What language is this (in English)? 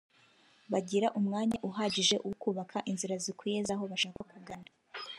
Kinyarwanda